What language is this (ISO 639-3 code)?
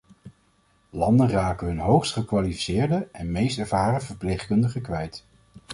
nld